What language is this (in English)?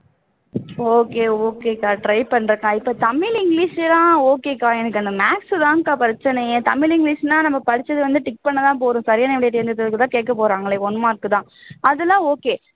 Tamil